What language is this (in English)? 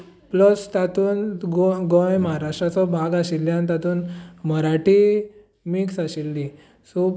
Konkani